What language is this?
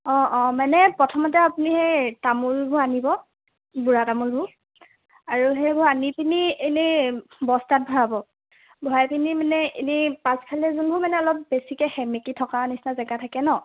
Assamese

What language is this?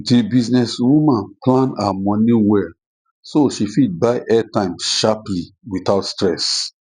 Nigerian Pidgin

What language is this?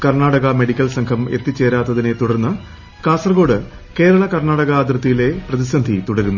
Malayalam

